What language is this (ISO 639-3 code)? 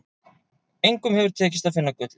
isl